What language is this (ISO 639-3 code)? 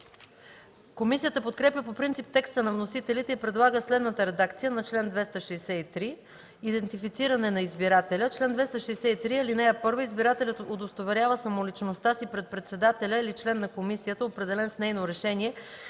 bul